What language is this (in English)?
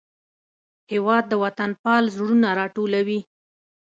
Pashto